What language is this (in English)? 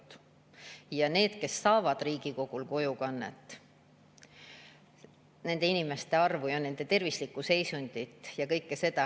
Estonian